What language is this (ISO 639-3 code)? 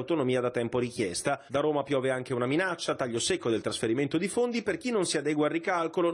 ita